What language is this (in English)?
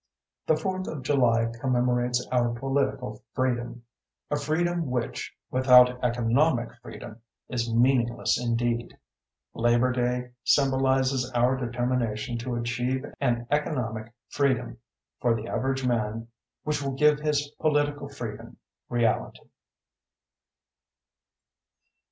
English